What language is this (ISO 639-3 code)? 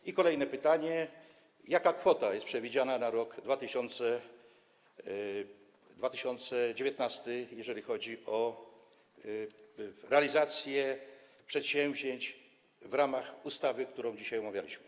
pol